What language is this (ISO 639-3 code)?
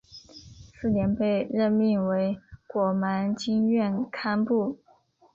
zho